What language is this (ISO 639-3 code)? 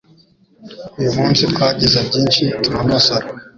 kin